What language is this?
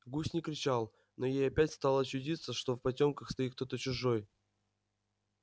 Russian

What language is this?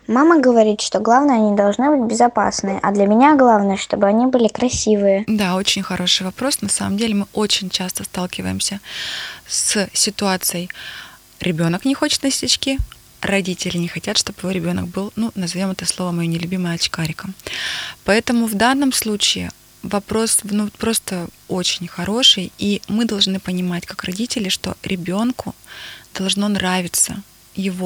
Russian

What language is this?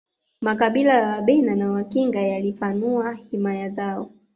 Swahili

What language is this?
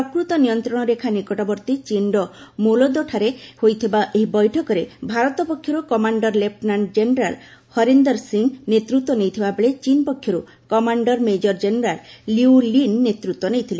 Odia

